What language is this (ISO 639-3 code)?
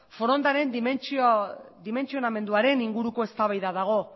eus